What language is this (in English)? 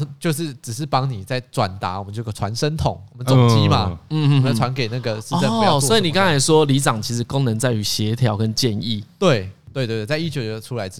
Chinese